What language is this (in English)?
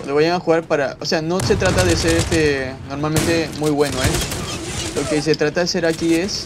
Spanish